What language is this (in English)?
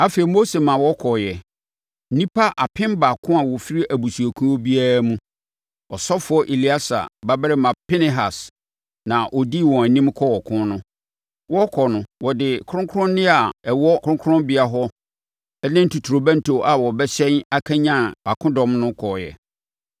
Akan